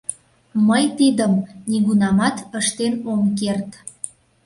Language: Mari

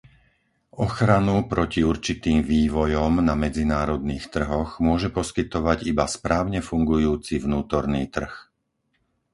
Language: Slovak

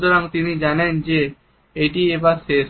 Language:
Bangla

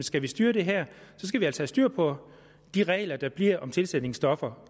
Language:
Danish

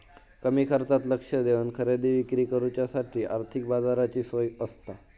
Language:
Marathi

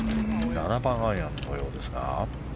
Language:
Japanese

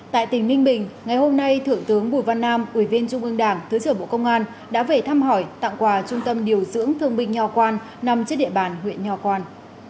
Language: Vietnamese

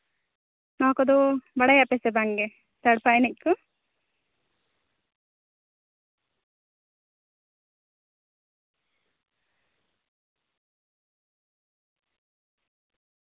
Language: Santali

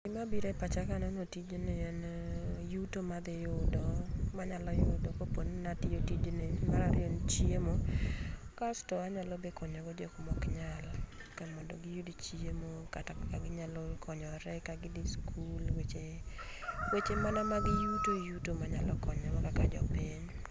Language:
Luo (Kenya and Tanzania)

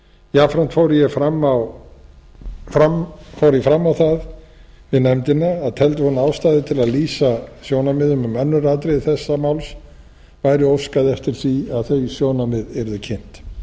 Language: Icelandic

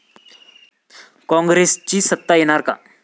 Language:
Marathi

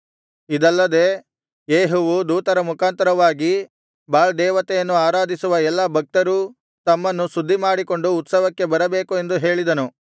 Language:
Kannada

